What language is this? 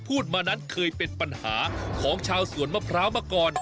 Thai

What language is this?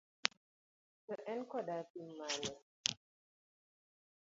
Luo (Kenya and Tanzania)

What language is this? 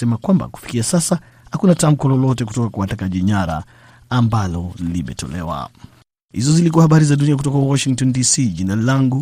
Swahili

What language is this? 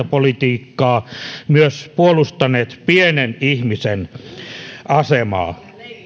Finnish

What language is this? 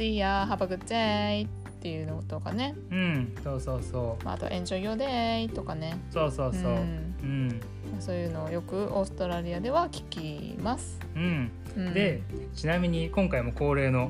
Japanese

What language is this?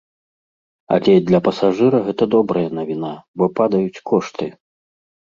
Belarusian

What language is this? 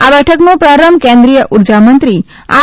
Gujarati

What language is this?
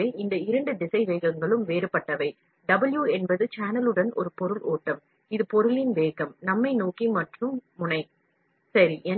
Tamil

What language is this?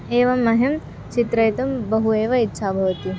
Sanskrit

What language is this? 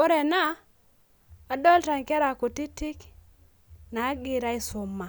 Masai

